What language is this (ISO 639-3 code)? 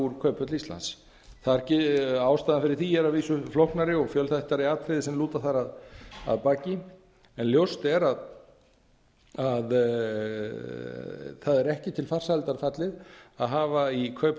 isl